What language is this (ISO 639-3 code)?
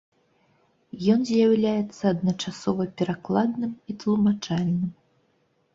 bel